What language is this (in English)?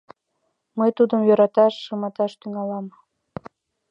Mari